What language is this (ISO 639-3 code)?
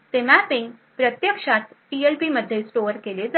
mar